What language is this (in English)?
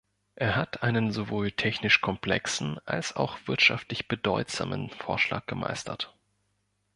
German